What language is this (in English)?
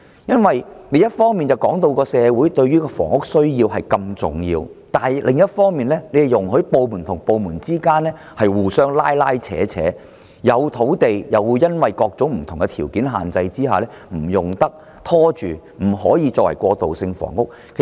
Cantonese